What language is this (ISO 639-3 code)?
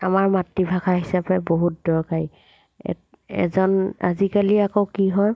asm